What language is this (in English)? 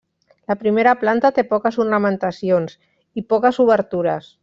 Catalan